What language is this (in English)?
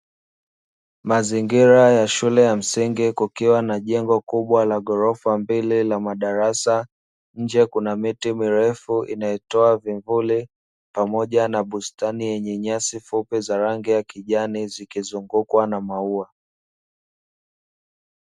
Swahili